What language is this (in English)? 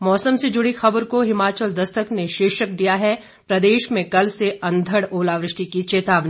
Hindi